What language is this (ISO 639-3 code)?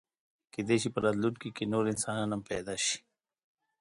pus